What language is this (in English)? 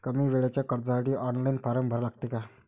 Marathi